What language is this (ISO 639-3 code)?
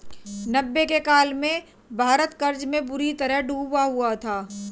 hin